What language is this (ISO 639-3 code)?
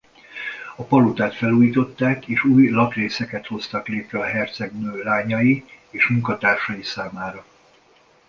hun